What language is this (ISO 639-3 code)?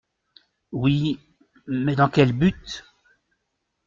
fra